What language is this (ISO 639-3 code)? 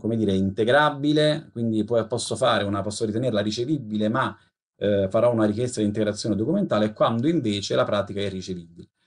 ita